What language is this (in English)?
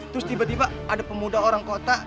Indonesian